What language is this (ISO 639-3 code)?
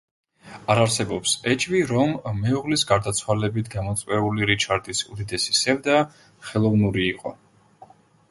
kat